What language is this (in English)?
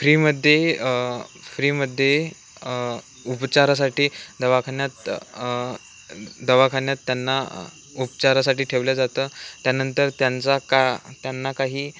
Marathi